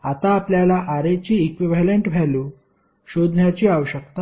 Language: Marathi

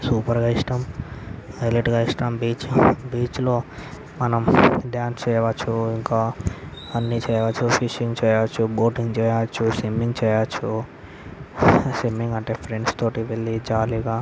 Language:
Telugu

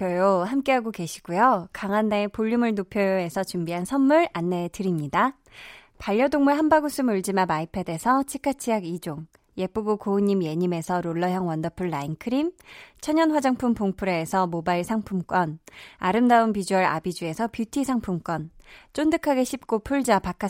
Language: Korean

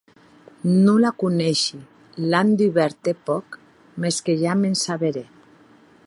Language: Occitan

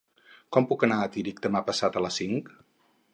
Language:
Catalan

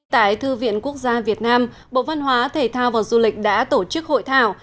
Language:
Vietnamese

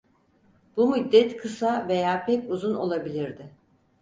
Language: Turkish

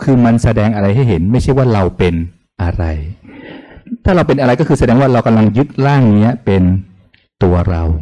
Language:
Thai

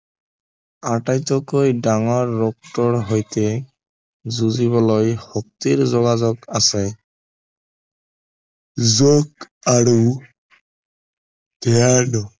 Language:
Assamese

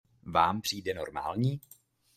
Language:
Czech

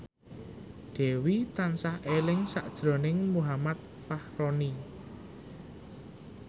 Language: Javanese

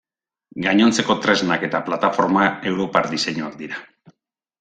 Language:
Basque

